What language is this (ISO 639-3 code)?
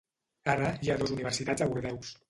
cat